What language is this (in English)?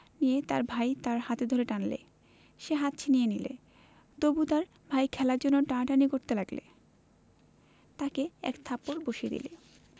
Bangla